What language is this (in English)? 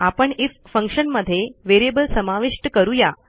Marathi